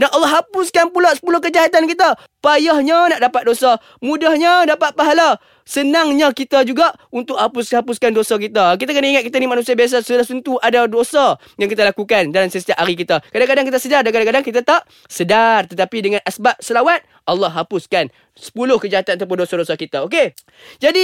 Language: Malay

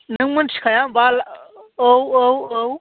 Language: Bodo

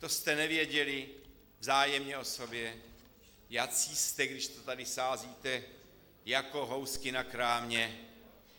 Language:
Czech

